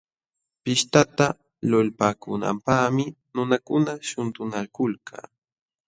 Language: Jauja Wanca Quechua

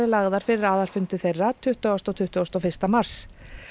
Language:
Icelandic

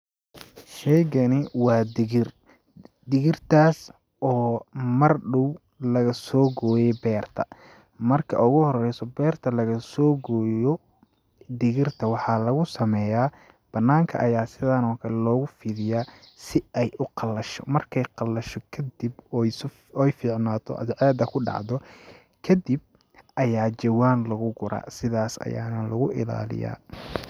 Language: Somali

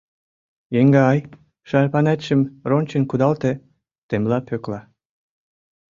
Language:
Mari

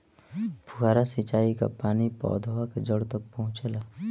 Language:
Bhojpuri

